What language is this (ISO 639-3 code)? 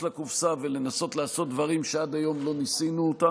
heb